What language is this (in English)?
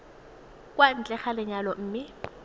Tswana